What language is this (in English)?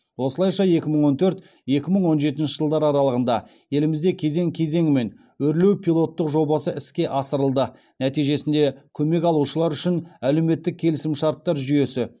Kazakh